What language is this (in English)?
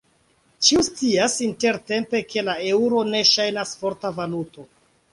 Esperanto